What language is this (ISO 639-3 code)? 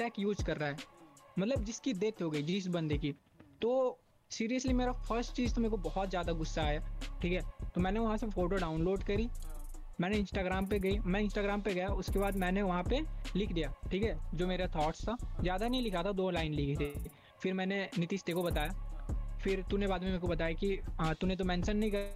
hin